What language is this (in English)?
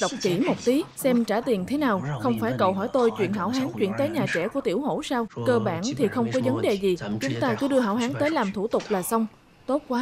Vietnamese